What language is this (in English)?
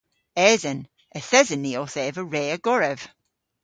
Cornish